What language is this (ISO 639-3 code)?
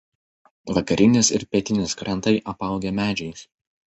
lit